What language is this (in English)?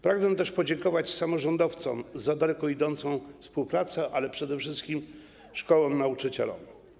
Polish